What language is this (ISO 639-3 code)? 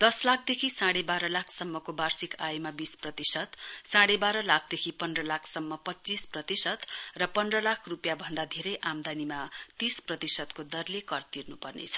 nep